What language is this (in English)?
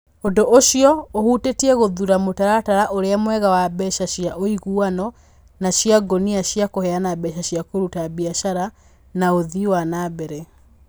Kikuyu